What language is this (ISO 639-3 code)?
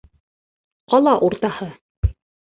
bak